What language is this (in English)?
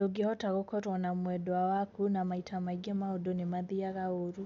Kikuyu